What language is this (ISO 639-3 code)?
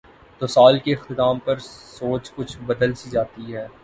urd